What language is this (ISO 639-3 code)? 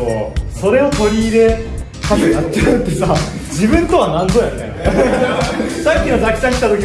jpn